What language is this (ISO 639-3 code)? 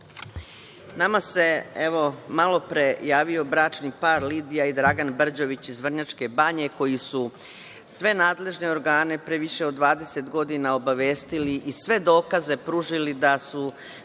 srp